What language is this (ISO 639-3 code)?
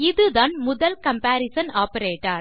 tam